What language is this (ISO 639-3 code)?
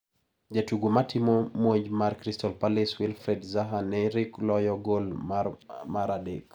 luo